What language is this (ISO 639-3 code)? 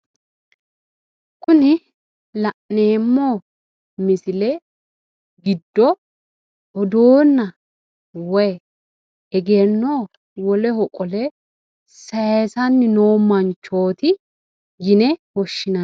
sid